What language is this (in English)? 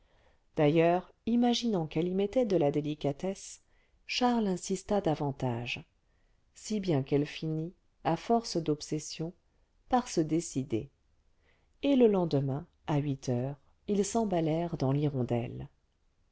French